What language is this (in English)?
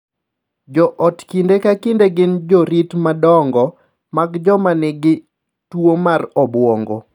Luo (Kenya and Tanzania)